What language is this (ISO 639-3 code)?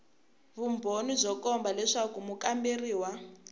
tso